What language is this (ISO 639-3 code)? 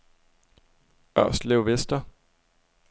dan